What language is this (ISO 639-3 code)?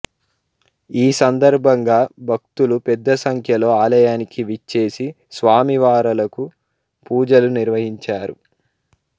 tel